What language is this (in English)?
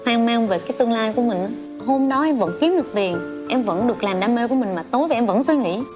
Vietnamese